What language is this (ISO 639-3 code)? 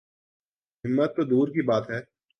urd